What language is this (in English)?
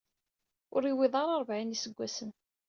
Kabyle